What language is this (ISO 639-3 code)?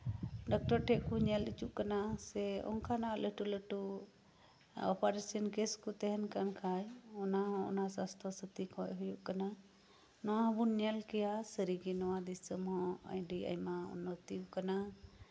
sat